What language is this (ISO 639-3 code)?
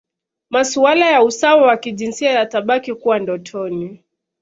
swa